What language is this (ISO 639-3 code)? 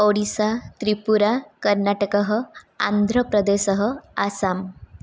san